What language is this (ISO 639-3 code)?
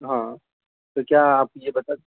urd